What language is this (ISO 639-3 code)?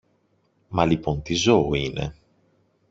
ell